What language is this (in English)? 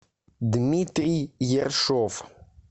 Russian